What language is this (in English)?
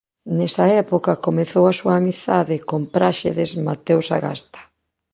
Galician